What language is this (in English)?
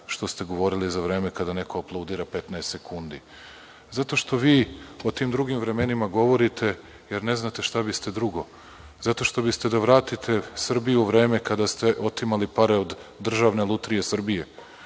Serbian